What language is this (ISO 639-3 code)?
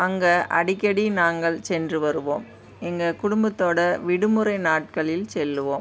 tam